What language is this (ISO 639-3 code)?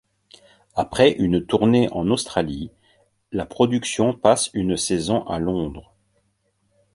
fra